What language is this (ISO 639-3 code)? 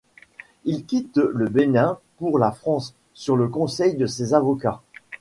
fra